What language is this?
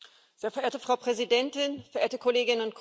German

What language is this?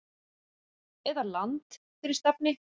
Icelandic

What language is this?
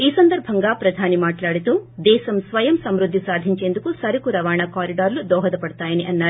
Telugu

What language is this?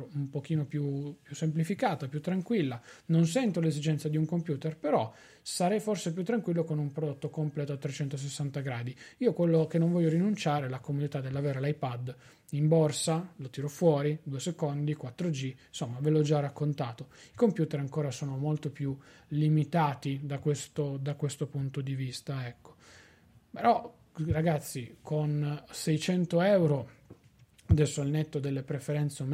Italian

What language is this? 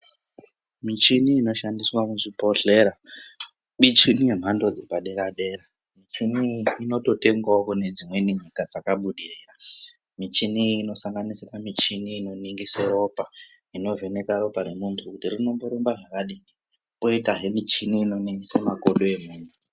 Ndau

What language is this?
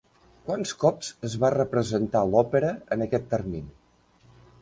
Catalan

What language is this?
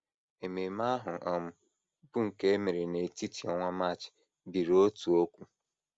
Igbo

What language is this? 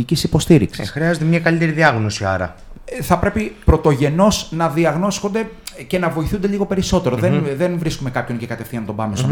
Greek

